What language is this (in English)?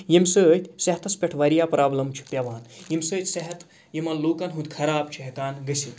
Kashmiri